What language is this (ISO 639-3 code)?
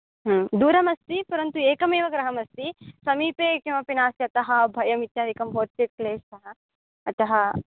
san